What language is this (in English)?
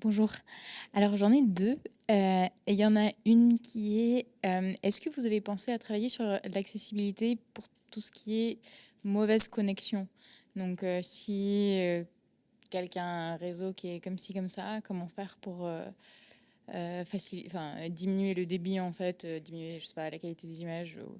French